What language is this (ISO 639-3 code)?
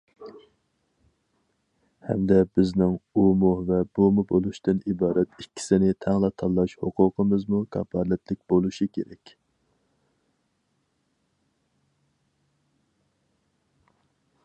uig